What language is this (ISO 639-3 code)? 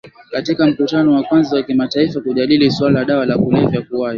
swa